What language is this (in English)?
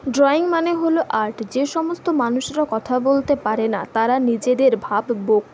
Bangla